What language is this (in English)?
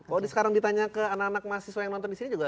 Indonesian